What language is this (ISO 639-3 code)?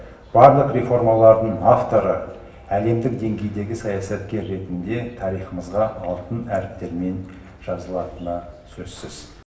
kaz